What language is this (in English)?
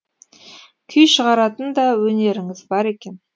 Kazakh